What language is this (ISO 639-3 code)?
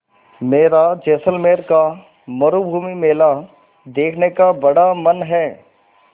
hin